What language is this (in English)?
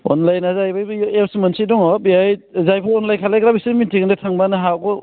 Bodo